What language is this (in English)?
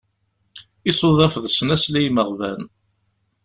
Kabyle